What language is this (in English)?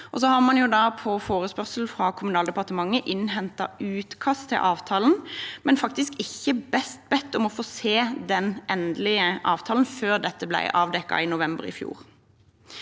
Norwegian